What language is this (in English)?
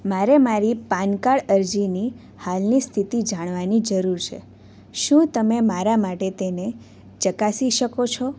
Gujarati